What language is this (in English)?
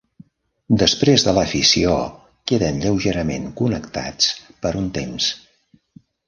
Catalan